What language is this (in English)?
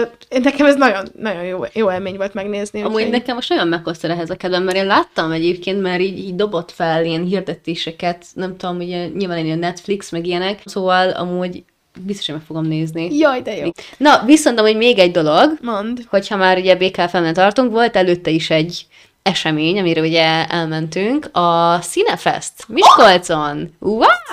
Hungarian